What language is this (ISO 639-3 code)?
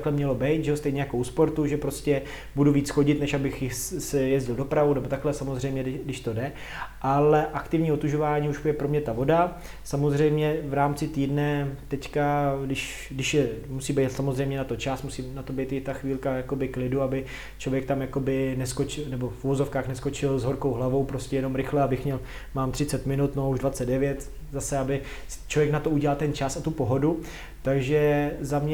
ces